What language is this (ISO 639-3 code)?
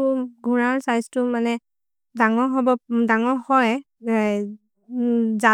mrr